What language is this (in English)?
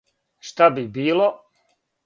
Serbian